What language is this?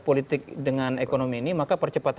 Indonesian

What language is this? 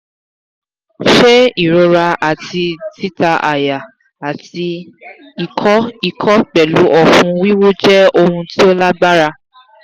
Yoruba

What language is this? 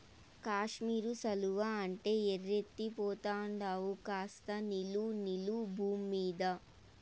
Telugu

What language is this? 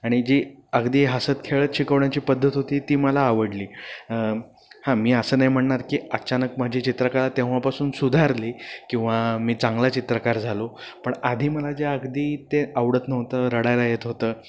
Marathi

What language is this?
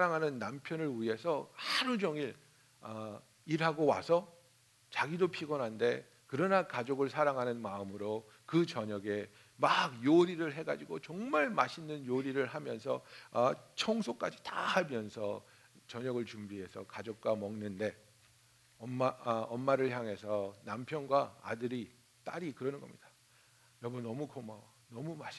Korean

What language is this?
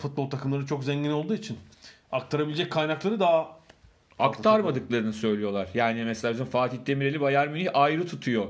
Turkish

